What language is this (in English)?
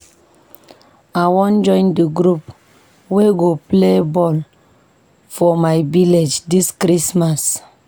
Nigerian Pidgin